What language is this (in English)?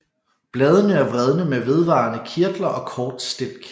Danish